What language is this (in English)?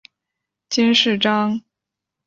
Chinese